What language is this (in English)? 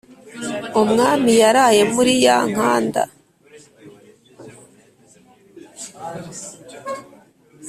Kinyarwanda